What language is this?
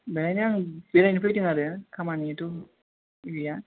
Bodo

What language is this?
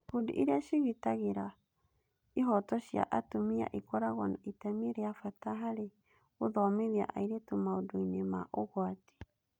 Kikuyu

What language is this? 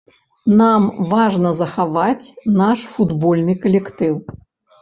Belarusian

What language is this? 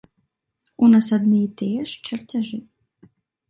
Belarusian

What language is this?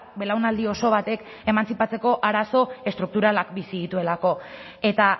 Basque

